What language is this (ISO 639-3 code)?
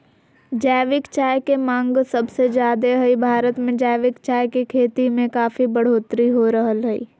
mag